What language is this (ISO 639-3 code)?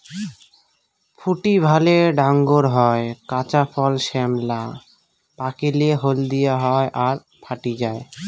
ben